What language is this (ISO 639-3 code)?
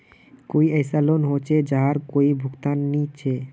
mag